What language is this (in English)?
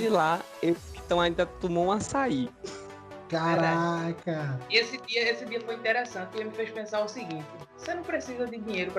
Portuguese